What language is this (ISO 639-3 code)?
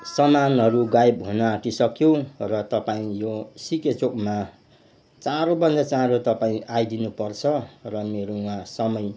nep